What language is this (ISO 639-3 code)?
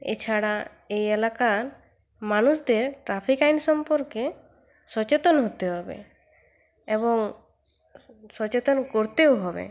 ben